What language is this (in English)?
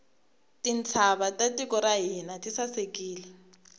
Tsonga